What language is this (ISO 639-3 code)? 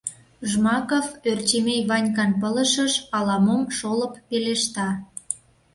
chm